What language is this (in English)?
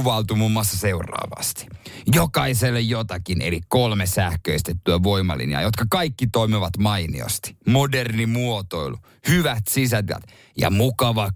Finnish